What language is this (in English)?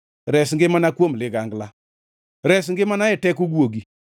Luo (Kenya and Tanzania)